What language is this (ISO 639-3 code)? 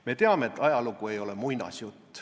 est